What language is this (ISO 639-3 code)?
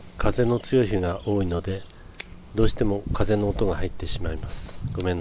jpn